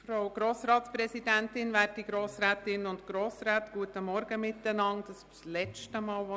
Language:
Swiss German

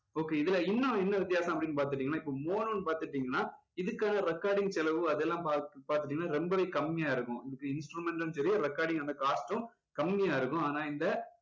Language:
Tamil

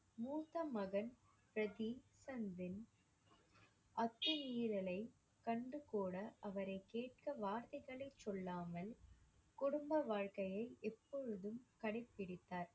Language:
Tamil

